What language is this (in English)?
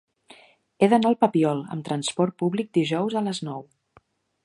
Catalan